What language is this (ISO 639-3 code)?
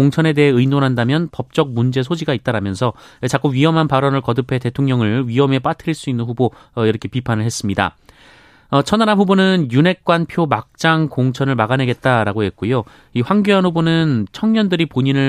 kor